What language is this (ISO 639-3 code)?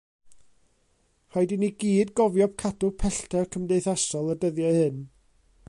cym